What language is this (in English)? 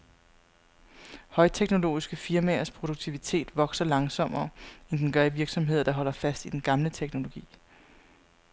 Danish